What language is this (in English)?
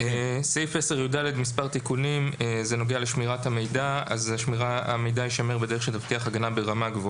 Hebrew